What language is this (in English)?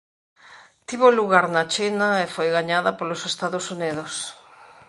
Galician